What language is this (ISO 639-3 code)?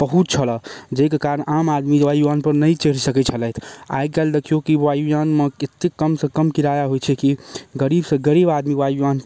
mai